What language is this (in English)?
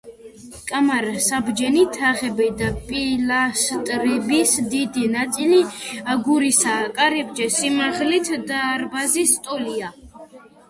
Georgian